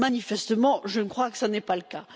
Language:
French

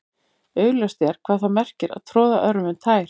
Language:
Icelandic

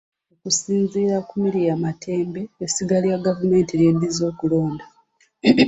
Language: Ganda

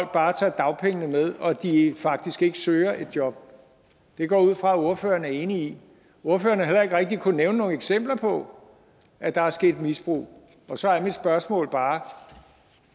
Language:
Danish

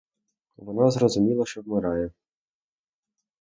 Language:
Ukrainian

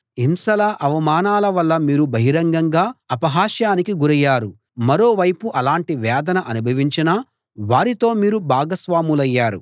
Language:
Telugu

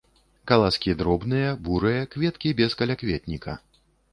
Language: Belarusian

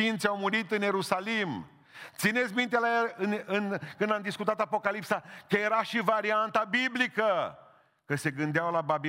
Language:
Romanian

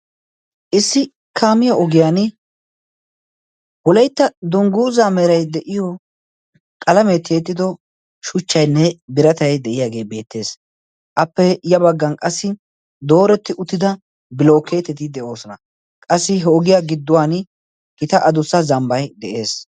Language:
Wolaytta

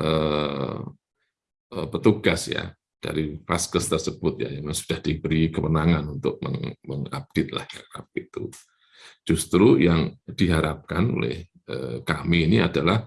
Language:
Indonesian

